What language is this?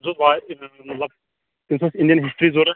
Kashmiri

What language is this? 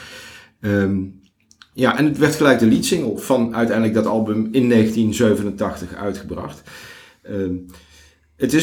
Dutch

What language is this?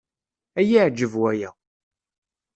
Kabyle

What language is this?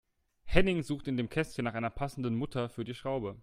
German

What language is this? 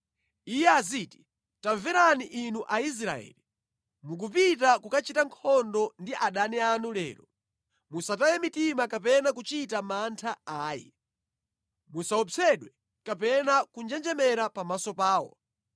Nyanja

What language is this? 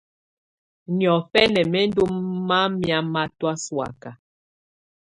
Tunen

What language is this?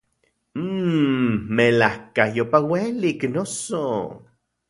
Central Puebla Nahuatl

